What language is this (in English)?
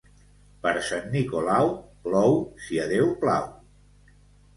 Catalan